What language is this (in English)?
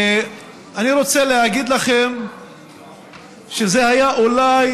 Hebrew